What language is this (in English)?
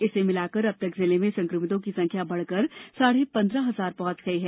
Hindi